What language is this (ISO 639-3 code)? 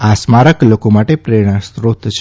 guj